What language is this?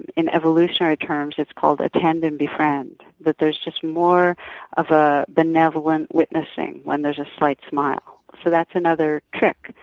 English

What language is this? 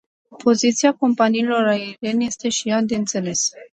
Romanian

